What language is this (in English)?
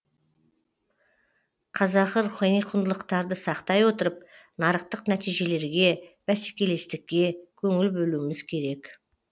Kazakh